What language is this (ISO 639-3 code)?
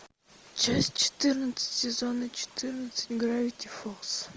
rus